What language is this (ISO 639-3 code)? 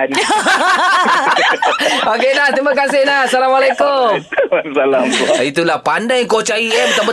msa